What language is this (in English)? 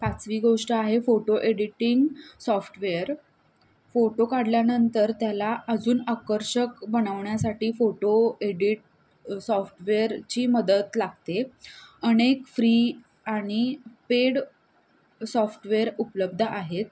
Marathi